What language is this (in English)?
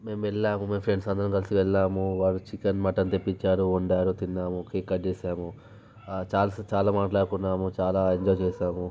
Telugu